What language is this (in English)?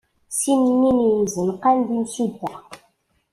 Kabyle